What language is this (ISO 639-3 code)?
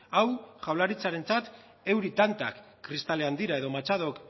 eus